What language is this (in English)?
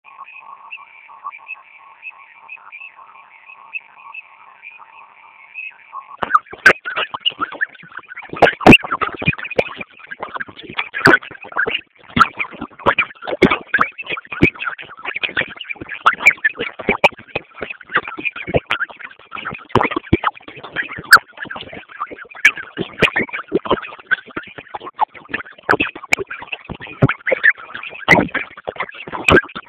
Swahili